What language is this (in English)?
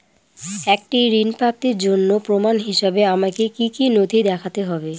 Bangla